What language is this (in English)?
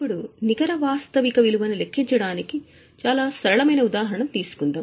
Telugu